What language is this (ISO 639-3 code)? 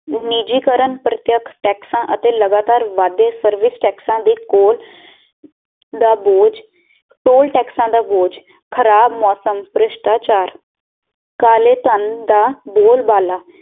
pan